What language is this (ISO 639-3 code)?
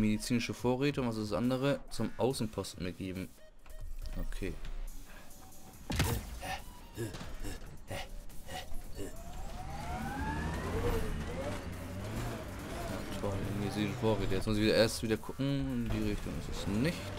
deu